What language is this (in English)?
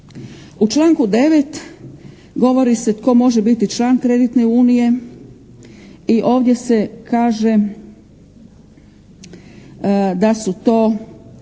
Croatian